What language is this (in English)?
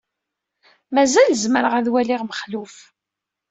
Kabyle